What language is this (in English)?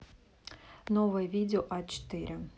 Russian